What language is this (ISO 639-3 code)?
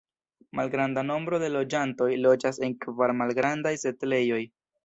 epo